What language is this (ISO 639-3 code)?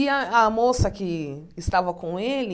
por